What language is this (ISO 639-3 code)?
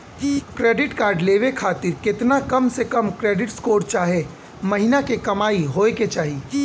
bho